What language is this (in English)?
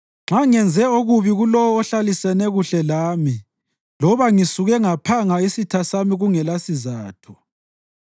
North Ndebele